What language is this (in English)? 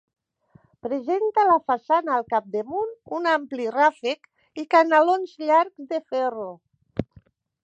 Catalan